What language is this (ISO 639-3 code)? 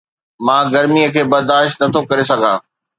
snd